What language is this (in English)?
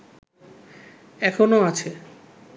Bangla